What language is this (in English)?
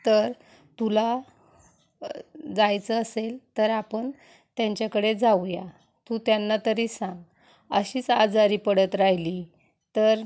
Marathi